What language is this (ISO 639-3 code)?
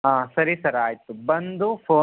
kan